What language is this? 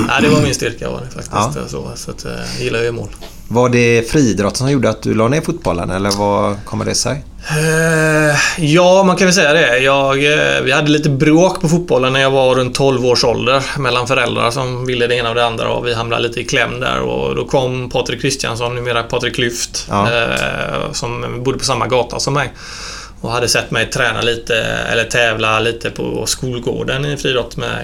Swedish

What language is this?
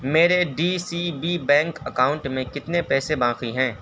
Urdu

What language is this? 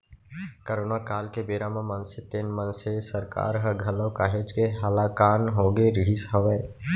Chhattisgarhi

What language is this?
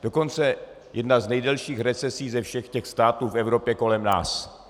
Czech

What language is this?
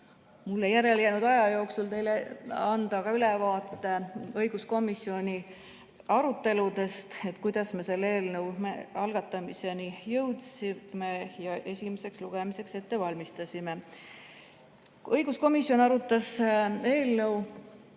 Estonian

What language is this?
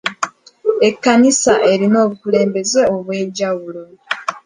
Ganda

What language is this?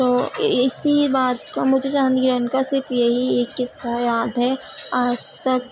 Urdu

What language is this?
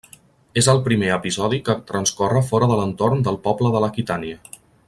Catalan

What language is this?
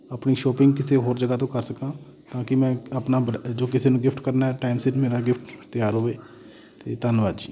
Punjabi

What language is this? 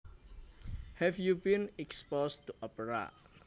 Javanese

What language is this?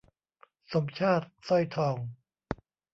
Thai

